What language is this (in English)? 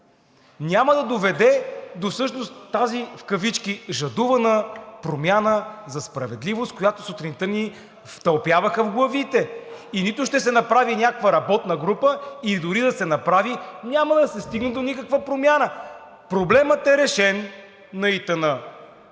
Bulgarian